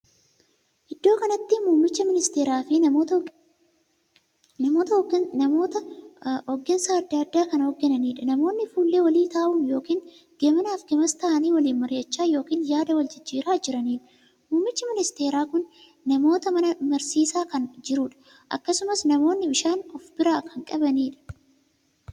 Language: Oromo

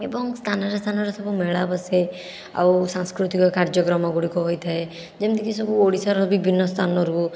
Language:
Odia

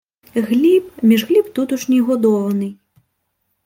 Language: Ukrainian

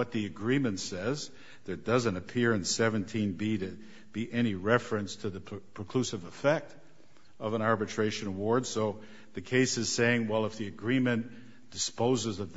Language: English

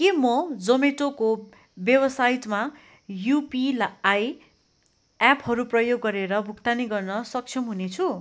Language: Nepali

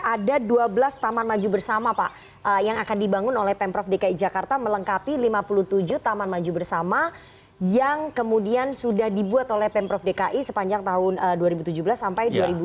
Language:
Indonesian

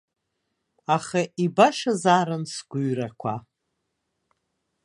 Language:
Abkhazian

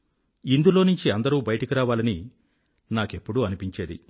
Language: Telugu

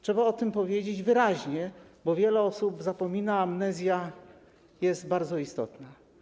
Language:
Polish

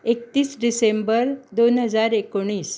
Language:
Konkani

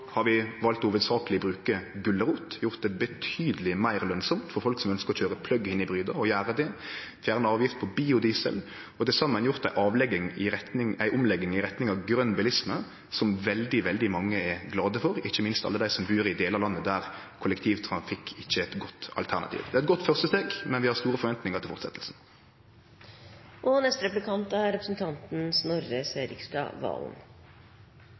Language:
Norwegian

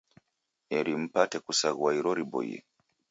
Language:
Taita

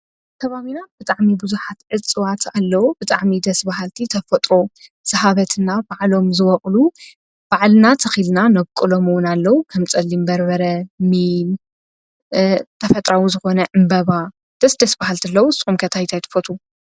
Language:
Tigrinya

